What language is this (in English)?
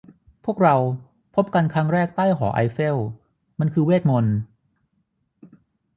Thai